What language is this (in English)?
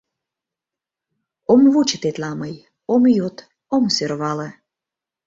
Mari